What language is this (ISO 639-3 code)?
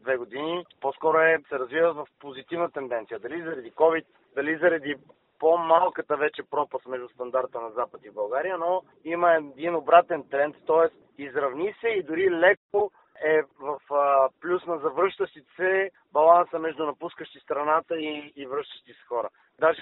bul